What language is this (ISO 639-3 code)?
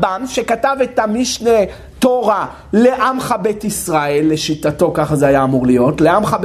heb